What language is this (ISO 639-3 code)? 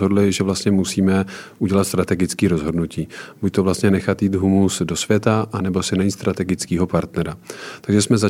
ces